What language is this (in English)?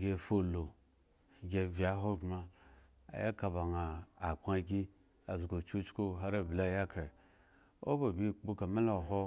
Eggon